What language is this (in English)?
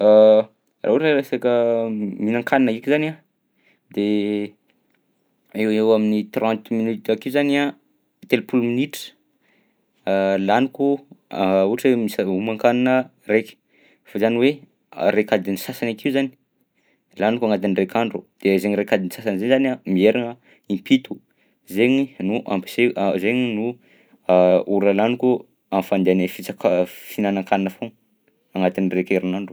Southern Betsimisaraka Malagasy